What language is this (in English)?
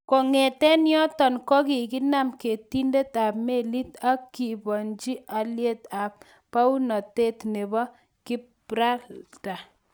Kalenjin